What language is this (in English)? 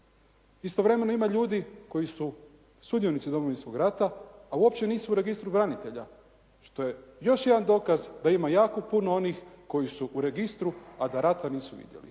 Croatian